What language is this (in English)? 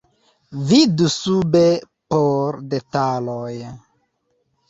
Esperanto